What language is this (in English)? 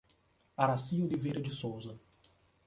Portuguese